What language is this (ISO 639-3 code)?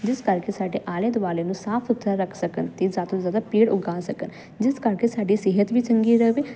pan